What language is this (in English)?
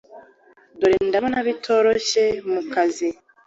Kinyarwanda